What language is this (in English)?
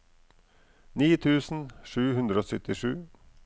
Norwegian